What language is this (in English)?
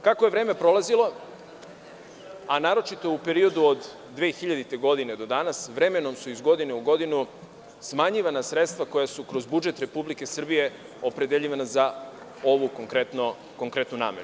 Serbian